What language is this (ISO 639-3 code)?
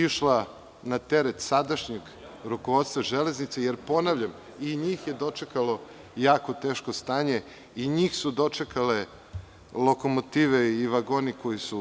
srp